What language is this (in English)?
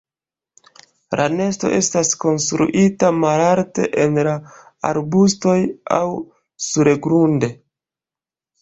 Esperanto